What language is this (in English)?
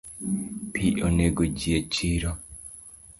Luo (Kenya and Tanzania)